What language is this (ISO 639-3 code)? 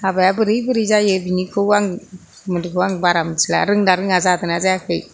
brx